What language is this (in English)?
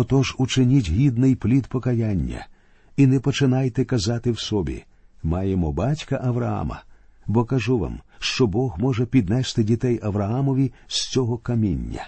Ukrainian